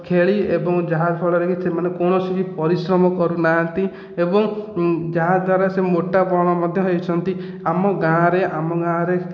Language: Odia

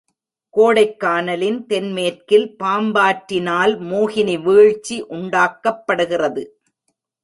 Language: Tamil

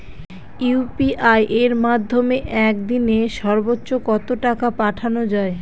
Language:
Bangla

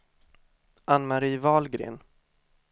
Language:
Swedish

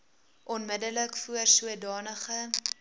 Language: Afrikaans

